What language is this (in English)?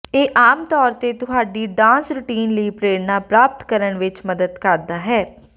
Punjabi